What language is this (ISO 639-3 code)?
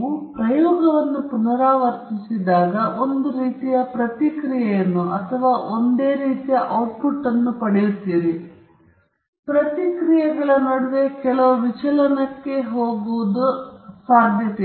kan